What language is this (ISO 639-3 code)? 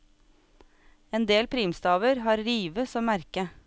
nor